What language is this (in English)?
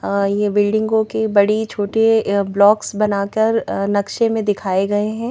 Hindi